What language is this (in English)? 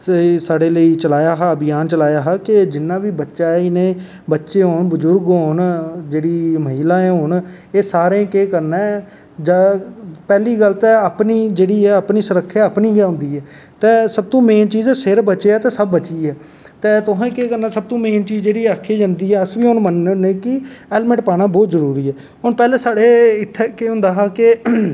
Dogri